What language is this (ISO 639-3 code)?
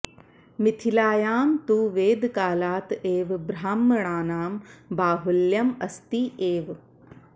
san